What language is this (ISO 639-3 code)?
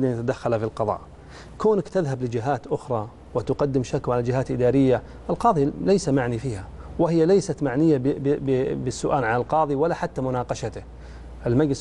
ara